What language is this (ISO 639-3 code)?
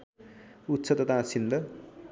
nep